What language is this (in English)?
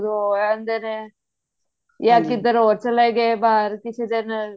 Punjabi